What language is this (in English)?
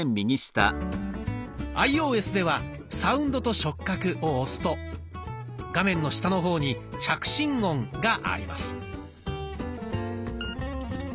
Japanese